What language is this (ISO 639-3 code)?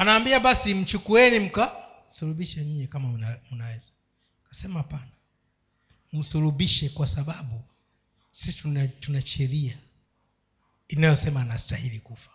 swa